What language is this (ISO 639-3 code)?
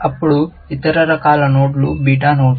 tel